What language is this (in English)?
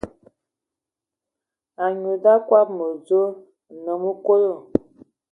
Ewondo